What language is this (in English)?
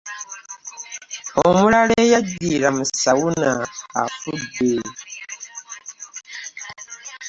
Ganda